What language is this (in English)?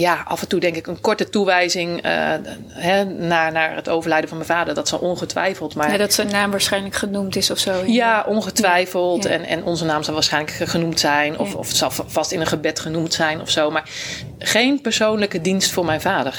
Dutch